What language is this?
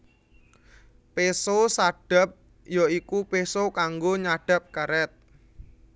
Javanese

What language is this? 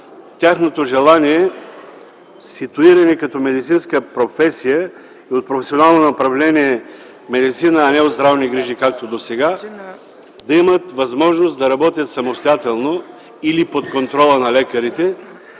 Bulgarian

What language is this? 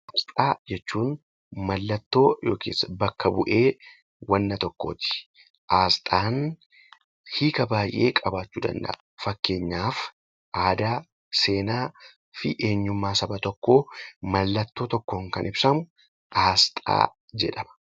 Oromo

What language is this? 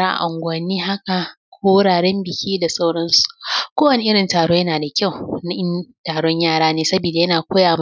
Hausa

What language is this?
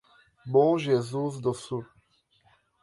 Portuguese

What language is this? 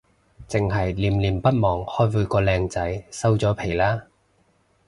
Cantonese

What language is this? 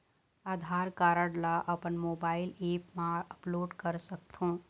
Chhattisgarhi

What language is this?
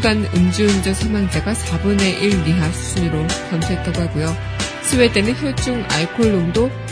Korean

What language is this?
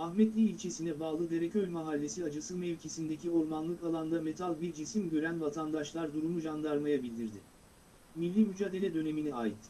Turkish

